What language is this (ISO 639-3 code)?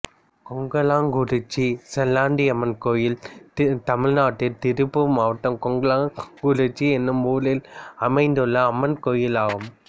tam